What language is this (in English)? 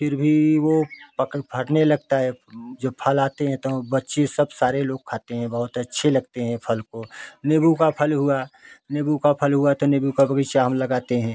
Hindi